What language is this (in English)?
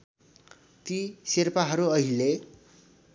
Nepali